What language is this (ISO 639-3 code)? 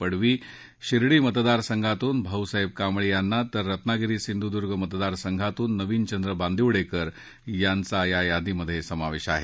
mar